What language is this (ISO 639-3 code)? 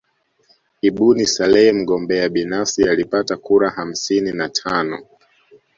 swa